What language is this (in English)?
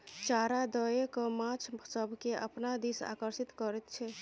Maithili